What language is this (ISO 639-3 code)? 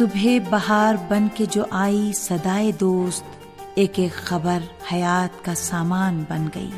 urd